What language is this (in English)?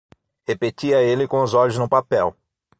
Portuguese